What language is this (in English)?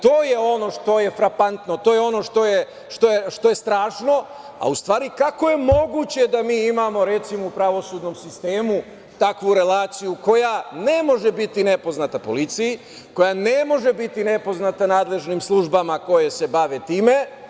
Serbian